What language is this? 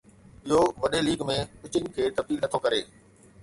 Sindhi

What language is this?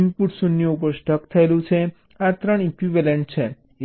Gujarati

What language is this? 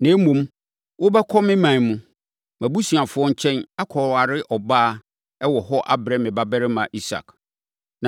Akan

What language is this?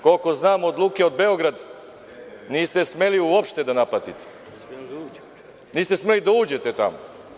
Serbian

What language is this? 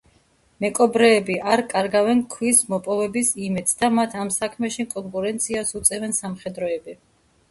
Georgian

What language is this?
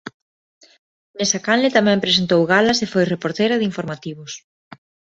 Galician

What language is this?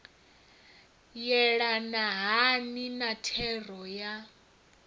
Venda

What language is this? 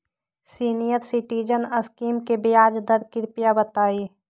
Magahi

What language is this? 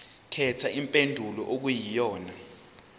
Zulu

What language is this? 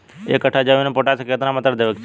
Bhojpuri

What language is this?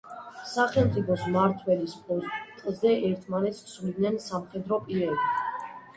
Georgian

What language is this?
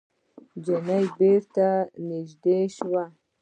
Pashto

